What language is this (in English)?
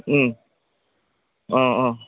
Assamese